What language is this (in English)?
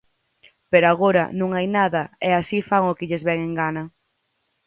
Galician